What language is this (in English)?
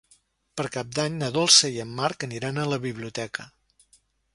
Catalan